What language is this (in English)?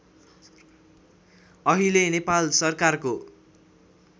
Nepali